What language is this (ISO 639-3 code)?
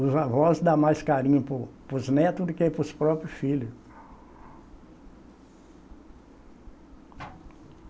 por